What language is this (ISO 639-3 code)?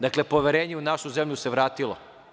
srp